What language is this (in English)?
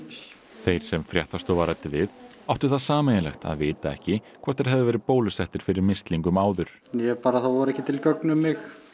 Icelandic